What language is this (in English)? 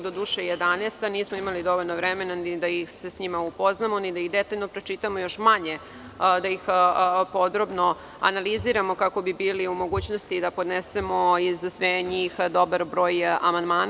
Serbian